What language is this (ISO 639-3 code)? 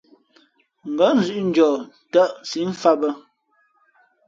fmp